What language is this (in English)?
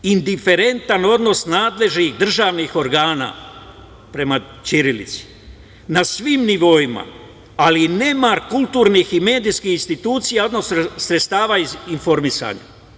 Serbian